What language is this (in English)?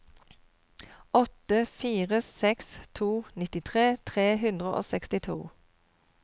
Norwegian